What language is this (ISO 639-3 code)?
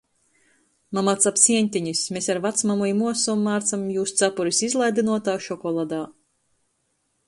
ltg